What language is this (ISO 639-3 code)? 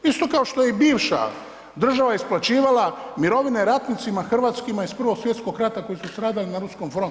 hrv